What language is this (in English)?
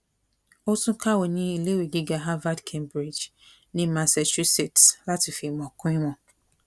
Yoruba